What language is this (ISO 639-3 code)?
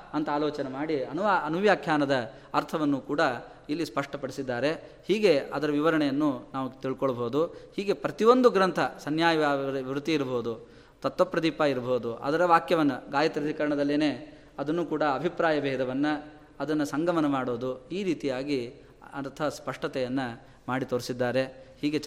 kan